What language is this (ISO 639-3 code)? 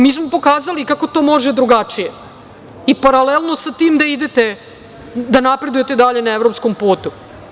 srp